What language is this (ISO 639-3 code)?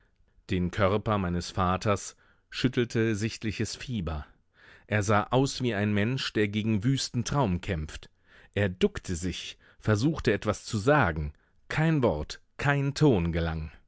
deu